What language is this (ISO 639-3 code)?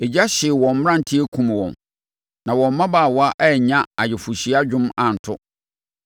aka